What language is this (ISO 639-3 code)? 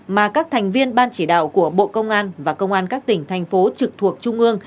vie